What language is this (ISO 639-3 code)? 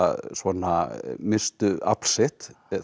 isl